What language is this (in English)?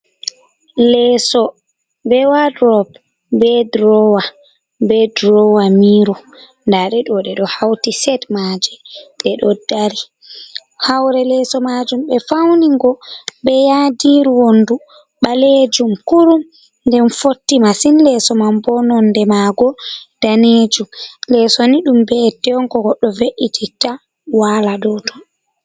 Fula